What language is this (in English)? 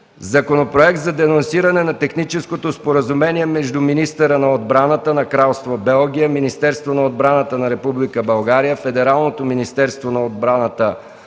Bulgarian